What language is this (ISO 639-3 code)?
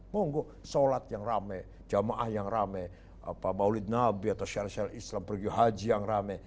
ind